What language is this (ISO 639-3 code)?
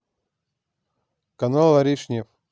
rus